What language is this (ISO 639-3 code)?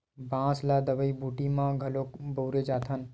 hne